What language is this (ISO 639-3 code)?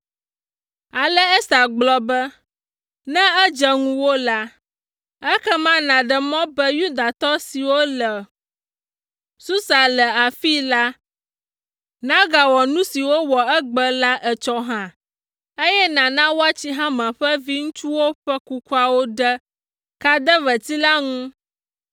ewe